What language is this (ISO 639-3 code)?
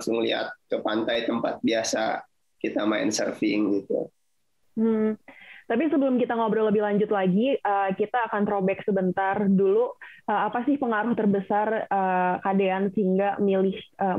ind